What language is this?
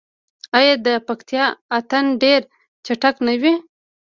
Pashto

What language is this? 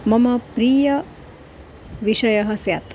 Sanskrit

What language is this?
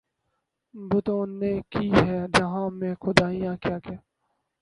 Urdu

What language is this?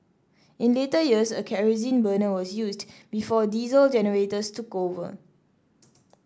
English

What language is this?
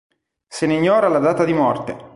Italian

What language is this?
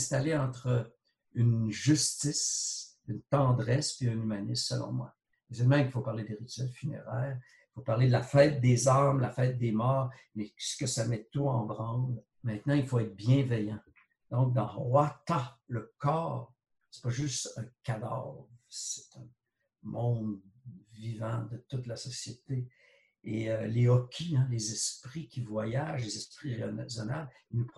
French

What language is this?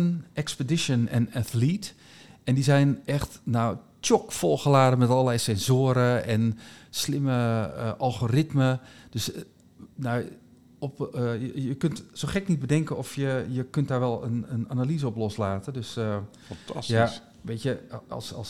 Dutch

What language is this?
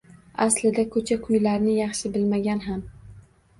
Uzbek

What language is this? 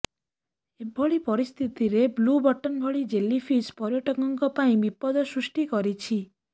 Odia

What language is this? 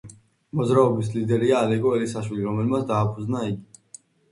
Georgian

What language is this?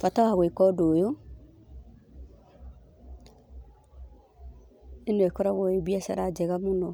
Kikuyu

